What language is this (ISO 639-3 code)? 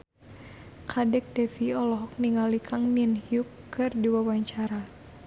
sun